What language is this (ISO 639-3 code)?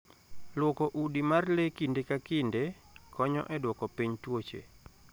luo